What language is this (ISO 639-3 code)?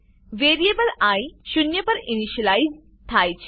guj